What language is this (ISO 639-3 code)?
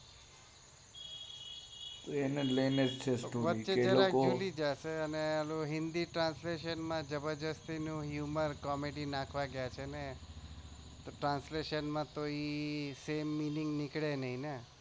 guj